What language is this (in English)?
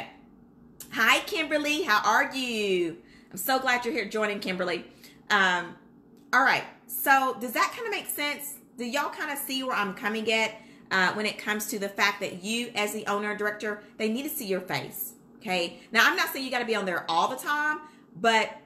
English